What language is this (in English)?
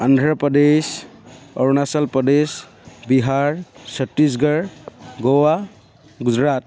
Assamese